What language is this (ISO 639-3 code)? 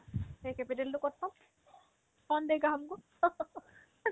asm